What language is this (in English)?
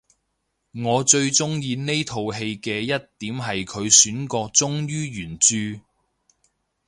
Cantonese